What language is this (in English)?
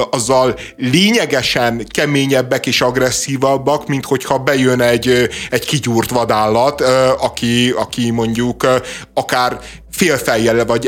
Hungarian